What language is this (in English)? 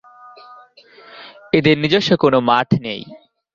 Bangla